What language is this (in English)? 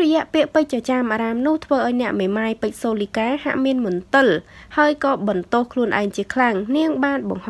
Thai